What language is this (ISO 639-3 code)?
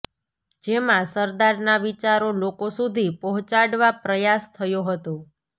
guj